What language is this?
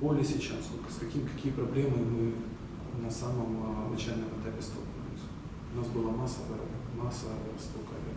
Russian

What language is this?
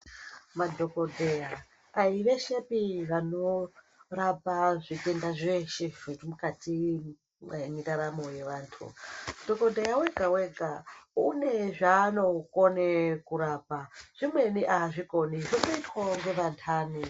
Ndau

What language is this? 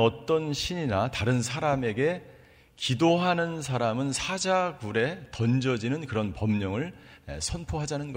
Korean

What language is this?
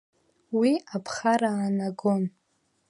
Abkhazian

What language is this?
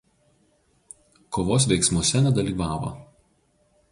Lithuanian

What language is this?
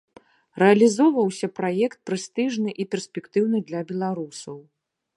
Belarusian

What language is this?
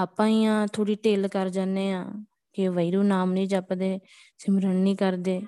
Punjabi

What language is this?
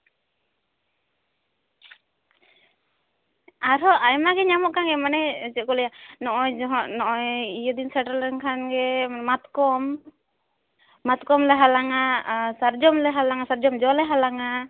Santali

